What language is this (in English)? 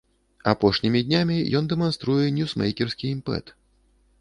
Belarusian